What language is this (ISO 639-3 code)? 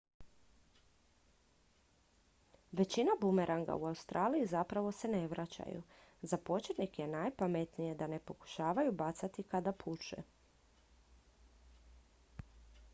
hrv